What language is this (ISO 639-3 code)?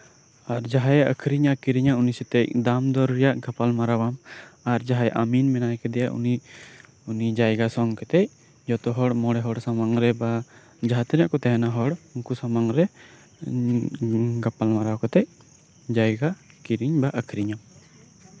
sat